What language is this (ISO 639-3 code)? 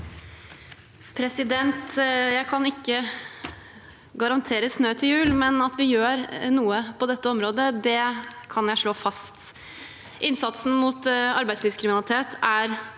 nor